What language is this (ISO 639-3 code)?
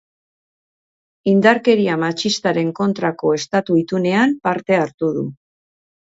eus